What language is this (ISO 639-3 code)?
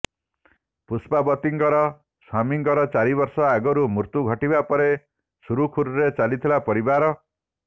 ori